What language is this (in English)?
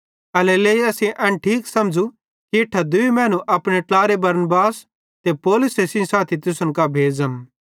Bhadrawahi